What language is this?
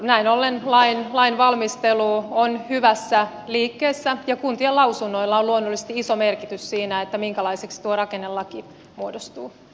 Finnish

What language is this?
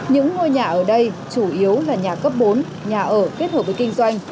Vietnamese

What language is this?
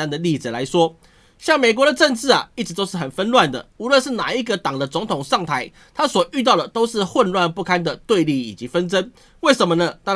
Chinese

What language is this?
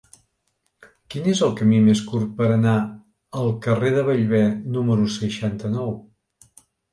Catalan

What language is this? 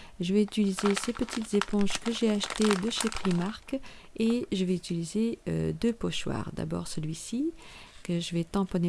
French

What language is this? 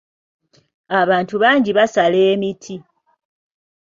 Ganda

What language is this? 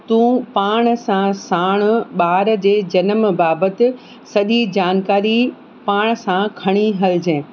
Sindhi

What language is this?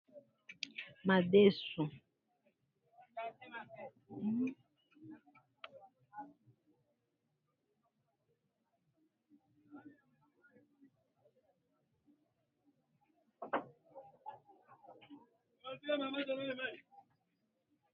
Lingala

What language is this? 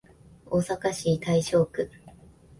Japanese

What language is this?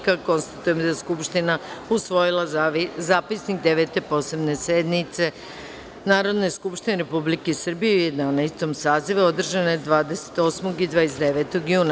Serbian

